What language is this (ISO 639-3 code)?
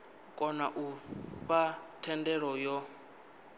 ven